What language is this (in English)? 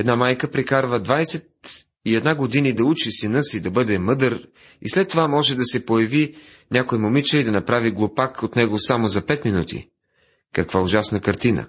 Bulgarian